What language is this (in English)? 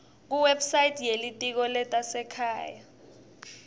Swati